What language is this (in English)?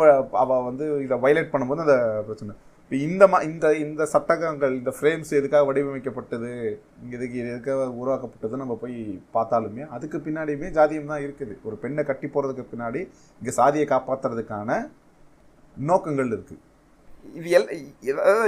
Tamil